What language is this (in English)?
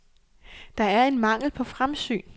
Danish